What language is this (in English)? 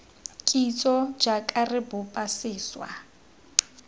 Tswana